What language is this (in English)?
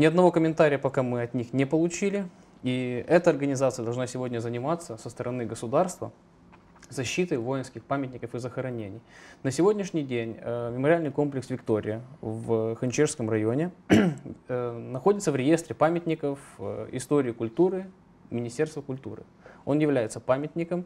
Russian